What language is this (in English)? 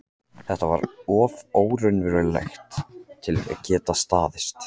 Icelandic